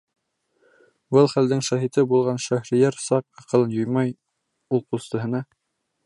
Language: Bashkir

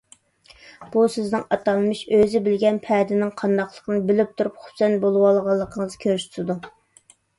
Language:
Uyghur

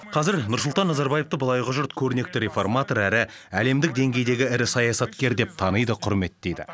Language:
Kazakh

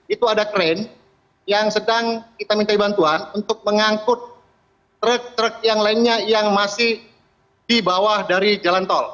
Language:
Indonesian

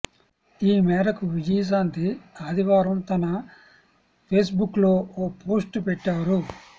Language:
Telugu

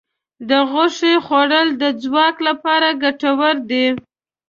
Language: Pashto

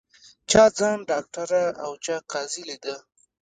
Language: Pashto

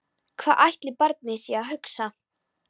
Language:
Icelandic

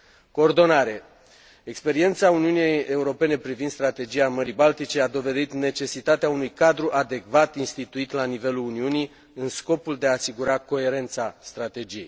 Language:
Romanian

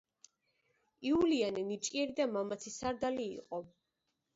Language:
Georgian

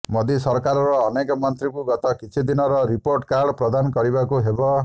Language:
Odia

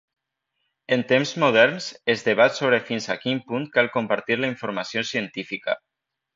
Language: Catalan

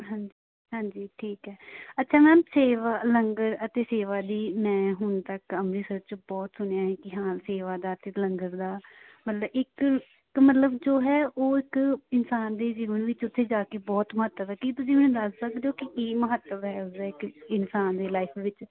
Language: Punjabi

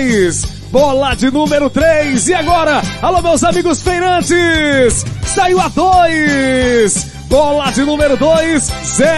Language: Portuguese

